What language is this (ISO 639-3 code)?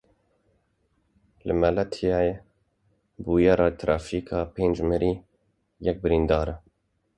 kur